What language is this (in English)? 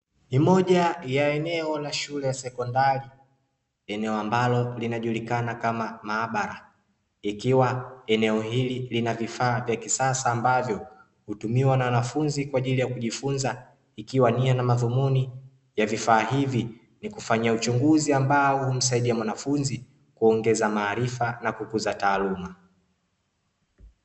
Swahili